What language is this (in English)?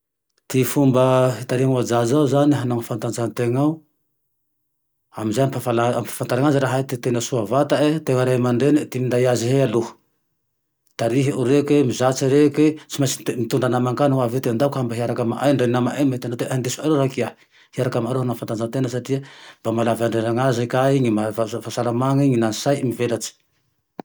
Tandroy-Mahafaly Malagasy